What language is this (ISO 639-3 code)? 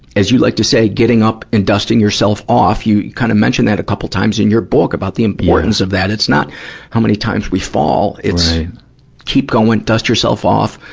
eng